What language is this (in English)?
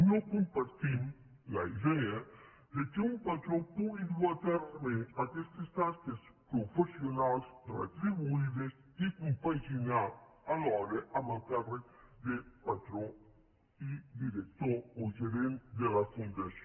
Catalan